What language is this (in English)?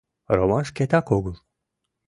Mari